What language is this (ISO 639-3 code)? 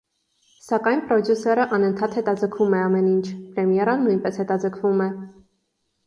hye